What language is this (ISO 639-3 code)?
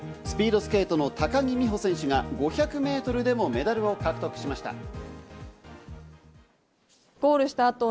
jpn